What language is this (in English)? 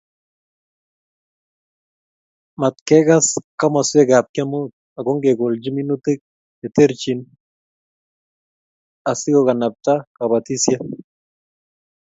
Kalenjin